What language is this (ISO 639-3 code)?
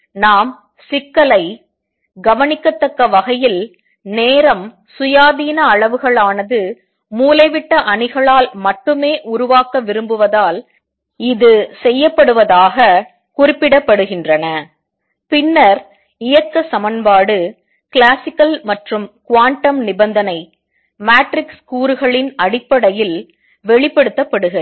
tam